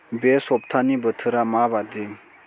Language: Bodo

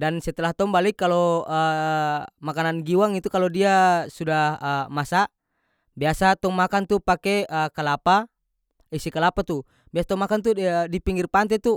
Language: North Moluccan Malay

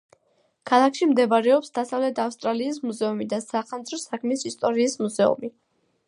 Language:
Georgian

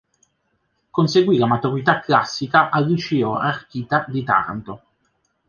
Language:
Italian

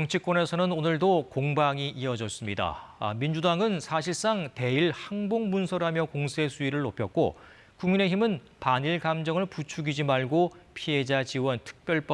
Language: Korean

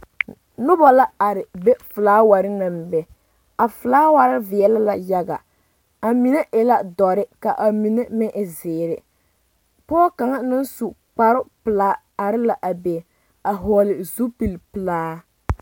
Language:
Southern Dagaare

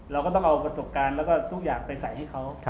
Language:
Thai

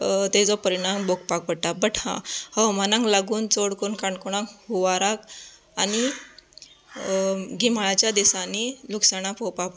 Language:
Konkani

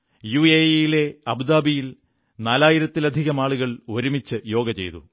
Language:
Malayalam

